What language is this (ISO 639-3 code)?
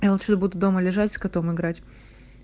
rus